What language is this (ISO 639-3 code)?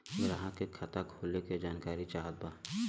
bho